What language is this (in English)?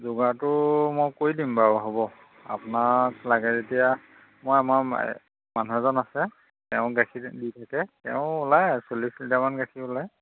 Assamese